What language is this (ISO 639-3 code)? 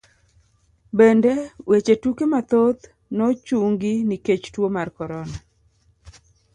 luo